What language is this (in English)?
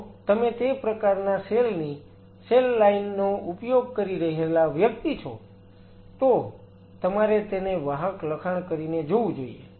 Gujarati